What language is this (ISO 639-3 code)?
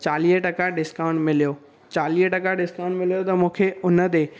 snd